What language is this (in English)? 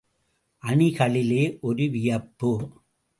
Tamil